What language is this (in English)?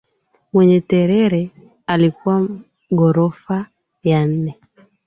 Swahili